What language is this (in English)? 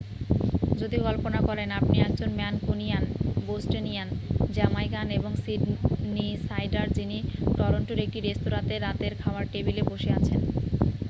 Bangla